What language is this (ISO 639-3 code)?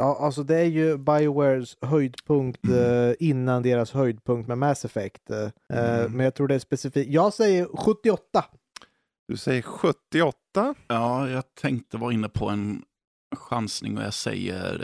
swe